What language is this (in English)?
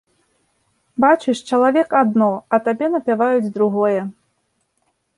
Belarusian